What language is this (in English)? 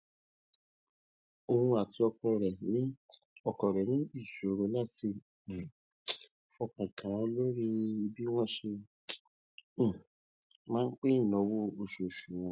Yoruba